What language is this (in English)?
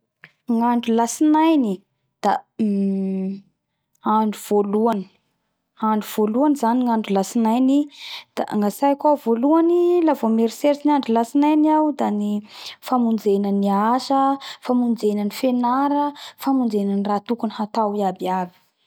Bara Malagasy